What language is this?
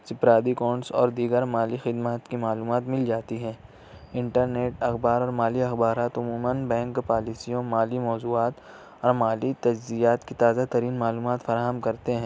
Urdu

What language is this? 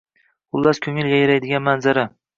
Uzbek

